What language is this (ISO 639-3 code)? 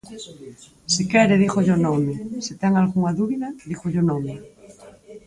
glg